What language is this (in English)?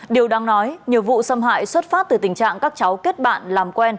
Vietnamese